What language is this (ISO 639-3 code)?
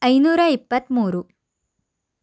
kan